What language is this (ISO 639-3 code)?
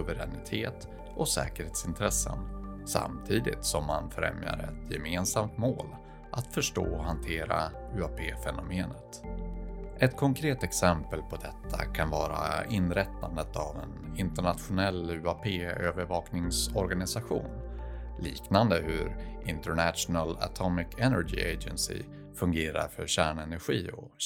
swe